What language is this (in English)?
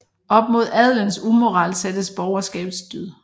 Danish